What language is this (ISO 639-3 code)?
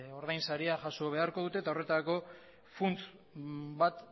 eus